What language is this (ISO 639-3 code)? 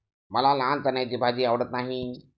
mar